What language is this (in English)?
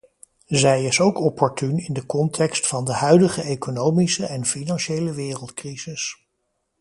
Dutch